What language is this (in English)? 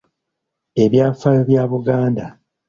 Ganda